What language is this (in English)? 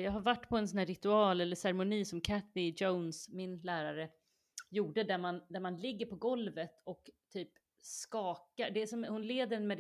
Swedish